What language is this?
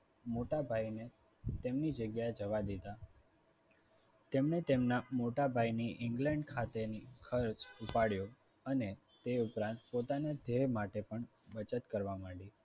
Gujarati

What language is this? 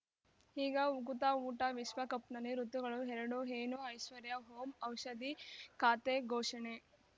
Kannada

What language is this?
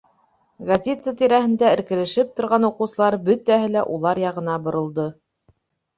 Bashkir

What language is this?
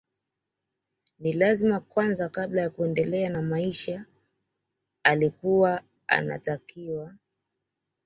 Swahili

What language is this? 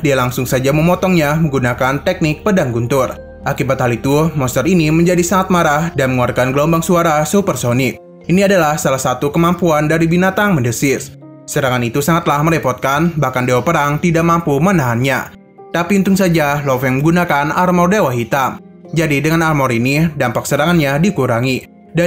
Indonesian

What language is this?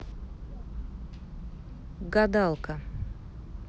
Russian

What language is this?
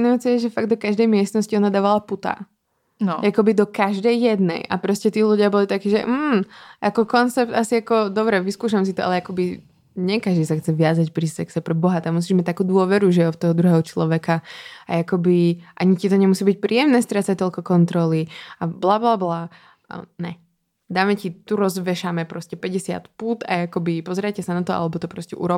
Czech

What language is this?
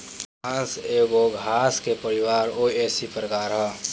Bhojpuri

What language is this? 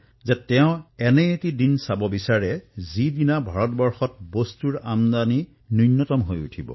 Assamese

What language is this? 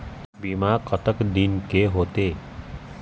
Chhattisgarhi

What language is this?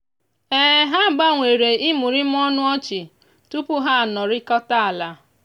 Igbo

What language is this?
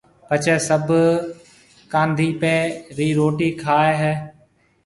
Marwari (Pakistan)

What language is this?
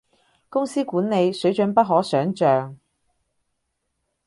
Cantonese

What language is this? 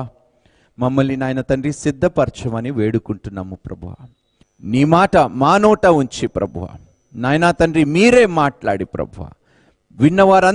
Telugu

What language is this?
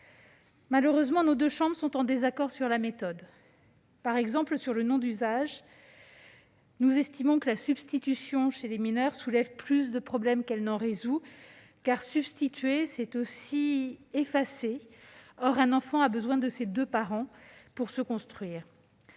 French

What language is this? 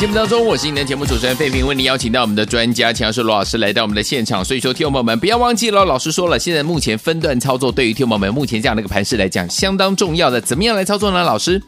Chinese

